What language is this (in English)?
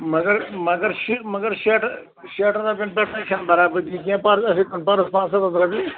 Kashmiri